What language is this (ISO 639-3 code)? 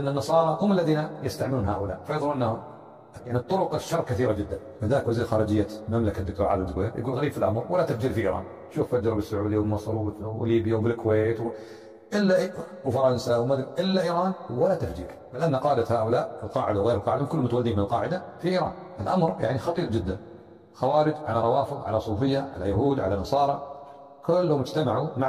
ara